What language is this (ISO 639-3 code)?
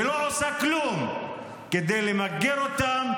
heb